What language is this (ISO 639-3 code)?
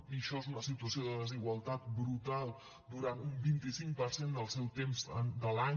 cat